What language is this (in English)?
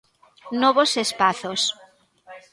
Galician